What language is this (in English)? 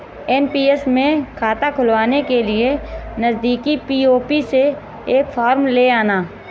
Hindi